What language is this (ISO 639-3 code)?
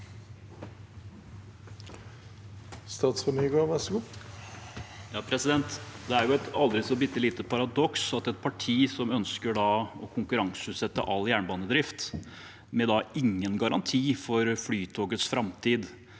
nor